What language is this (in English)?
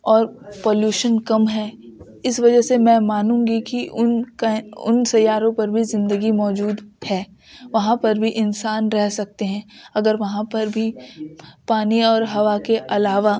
Urdu